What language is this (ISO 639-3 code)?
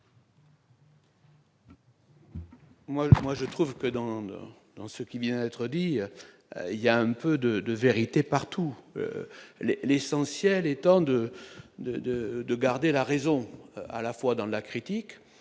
fra